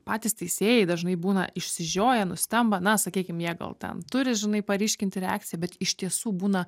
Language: Lithuanian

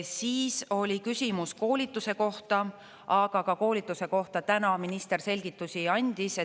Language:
Estonian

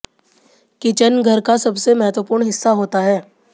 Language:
Hindi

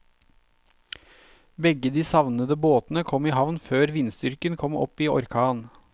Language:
Norwegian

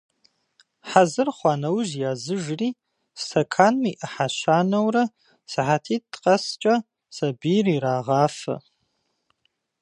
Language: Kabardian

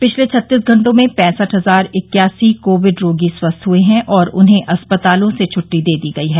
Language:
Hindi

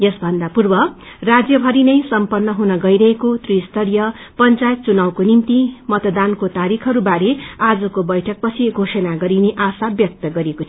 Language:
Nepali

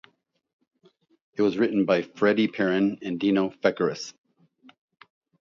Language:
English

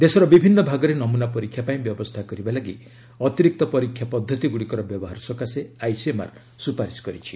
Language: Odia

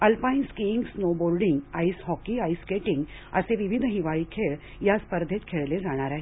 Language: Marathi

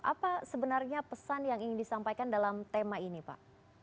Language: Indonesian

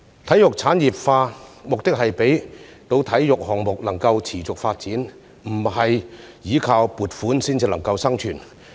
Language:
Cantonese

